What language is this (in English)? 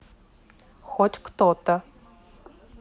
Russian